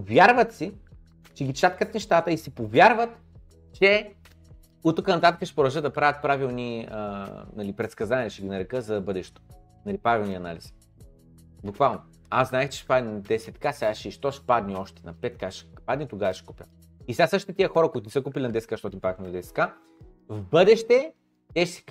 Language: Bulgarian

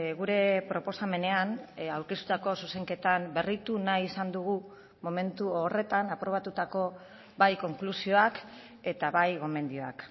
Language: Basque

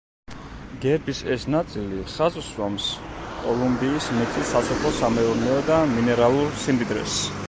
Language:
Georgian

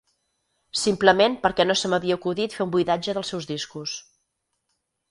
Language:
Catalan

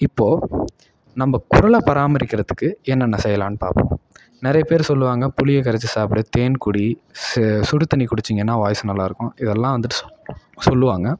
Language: Tamil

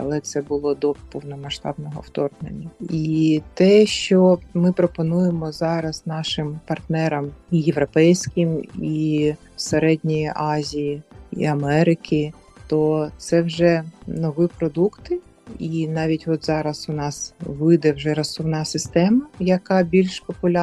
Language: Ukrainian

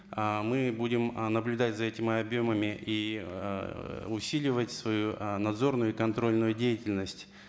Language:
Kazakh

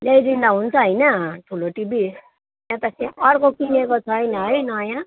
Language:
Nepali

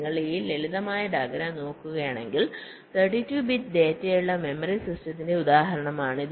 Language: Malayalam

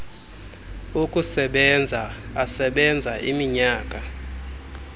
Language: Xhosa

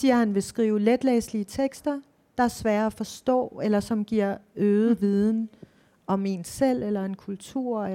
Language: Danish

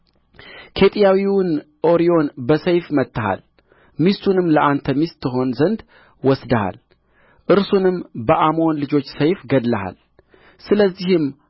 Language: Amharic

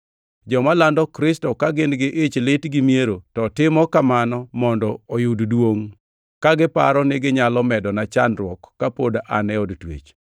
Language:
Luo (Kenya and Tanzania)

